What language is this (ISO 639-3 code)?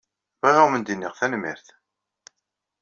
kab